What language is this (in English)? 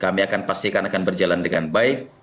Indonesian